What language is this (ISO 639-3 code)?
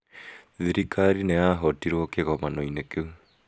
kik